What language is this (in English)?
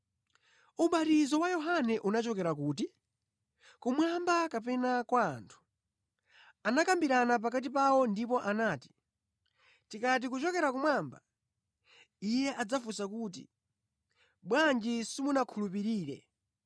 Nyanja